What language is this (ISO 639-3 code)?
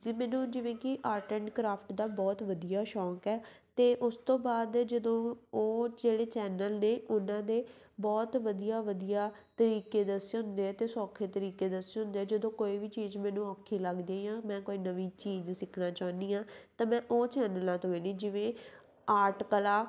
pan